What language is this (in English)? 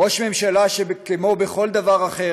Hebrew